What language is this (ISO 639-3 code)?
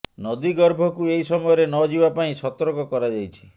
ori